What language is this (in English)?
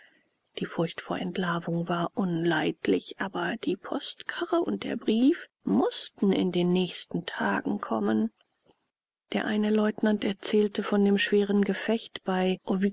German